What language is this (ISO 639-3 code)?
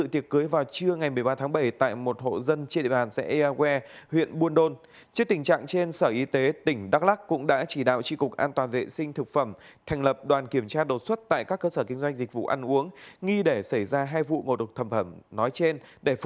vie